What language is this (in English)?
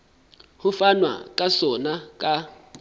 Southern Sotho